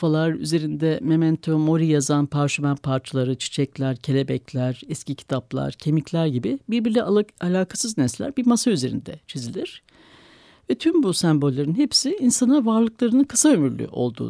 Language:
Turkish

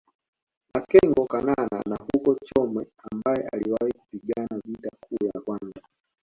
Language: Swahili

